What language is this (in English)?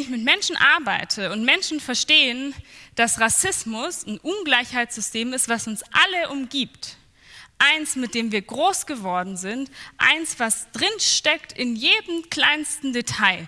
German